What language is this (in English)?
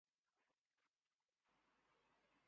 Urdu